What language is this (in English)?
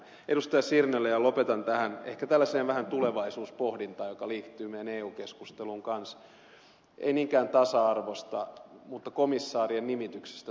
Finnish